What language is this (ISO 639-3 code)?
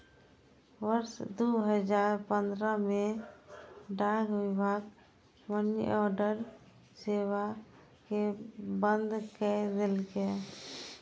mai